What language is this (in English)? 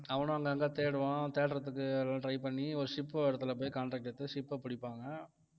Tamil